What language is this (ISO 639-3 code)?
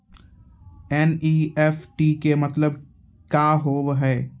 mai